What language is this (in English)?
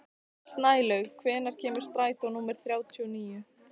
Icelandic